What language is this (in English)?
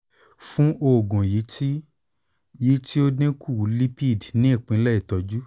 Yoruba